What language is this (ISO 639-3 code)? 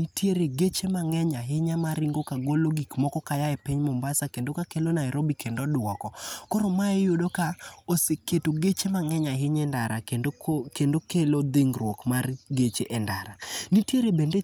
luo